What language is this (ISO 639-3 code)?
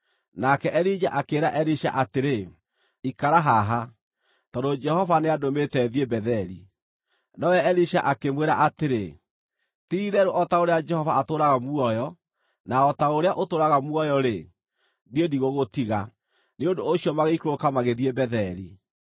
kik